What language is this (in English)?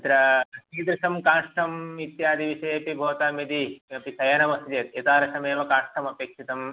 Sanskrit